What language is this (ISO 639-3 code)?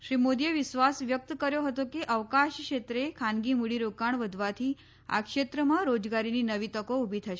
guj